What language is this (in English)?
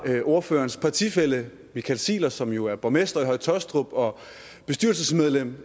Danish